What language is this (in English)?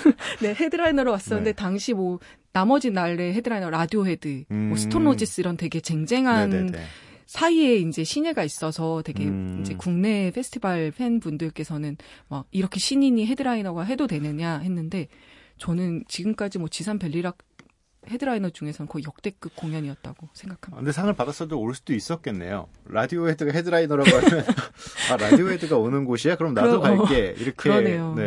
Korean